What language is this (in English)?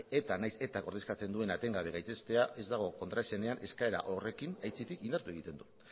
Basque